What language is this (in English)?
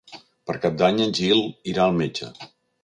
Catalan